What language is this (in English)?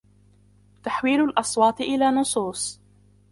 Arabic